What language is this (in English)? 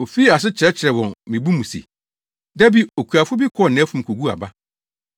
Akan